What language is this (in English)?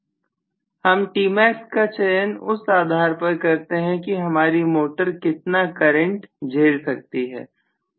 Hindi